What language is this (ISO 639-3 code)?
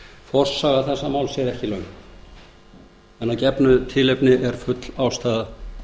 isl